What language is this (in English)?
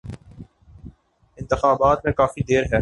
Urdu